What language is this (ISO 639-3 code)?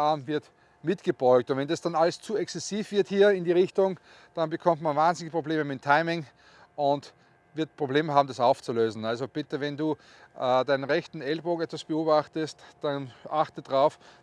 deu